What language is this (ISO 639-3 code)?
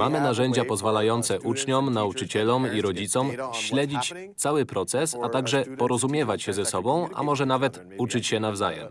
pol